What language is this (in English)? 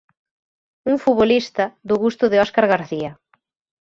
Galician